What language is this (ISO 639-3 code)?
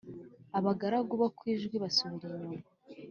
kin